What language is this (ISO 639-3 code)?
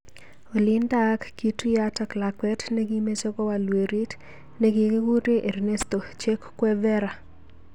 kln